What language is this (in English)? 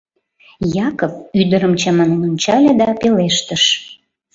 Mari